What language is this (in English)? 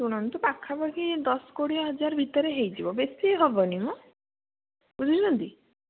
Odia